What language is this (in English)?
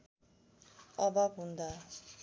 Nepali